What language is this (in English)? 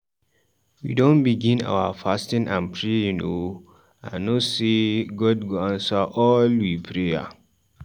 Nigerian Pidgin